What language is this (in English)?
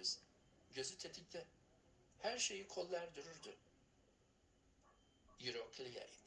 Turkish